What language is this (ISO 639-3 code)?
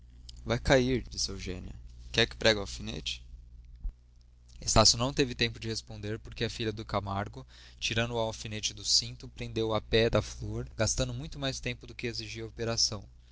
por